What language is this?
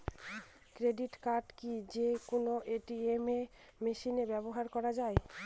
Bangla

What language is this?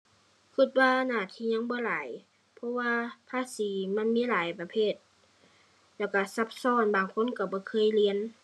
Thai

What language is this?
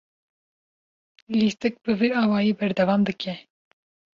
Kurdish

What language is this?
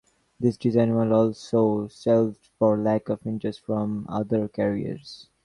English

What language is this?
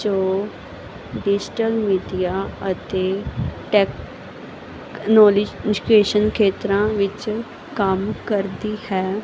Punjabi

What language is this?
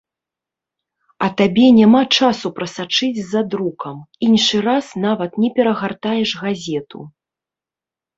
Belarusian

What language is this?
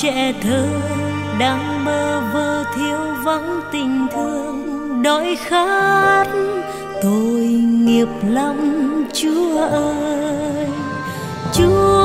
Vietnamese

